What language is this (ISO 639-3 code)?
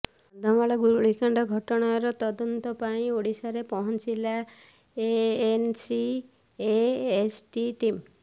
ori